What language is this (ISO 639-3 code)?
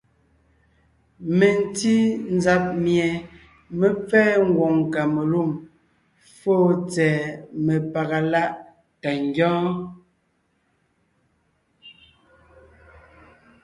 nnh